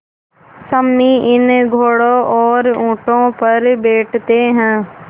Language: Hindi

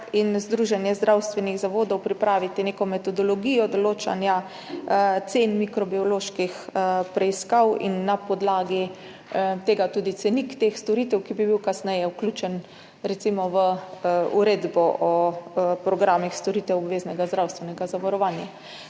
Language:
Slovenian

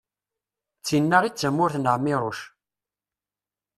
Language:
Kabyle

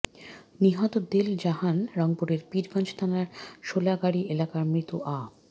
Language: Bangla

